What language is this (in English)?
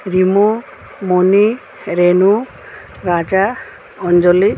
Assamese